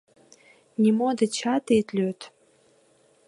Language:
Mari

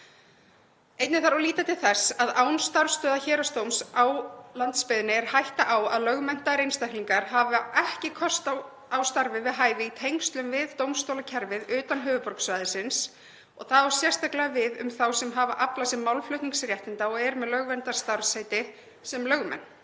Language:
Icelandic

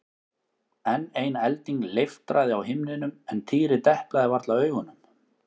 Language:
Icelandic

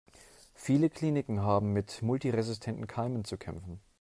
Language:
German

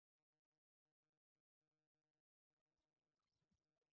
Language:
Chinese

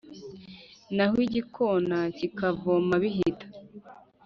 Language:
Kinyarwanda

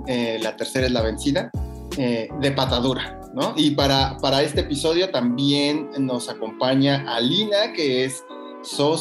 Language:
Spanish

